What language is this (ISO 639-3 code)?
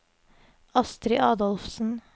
nor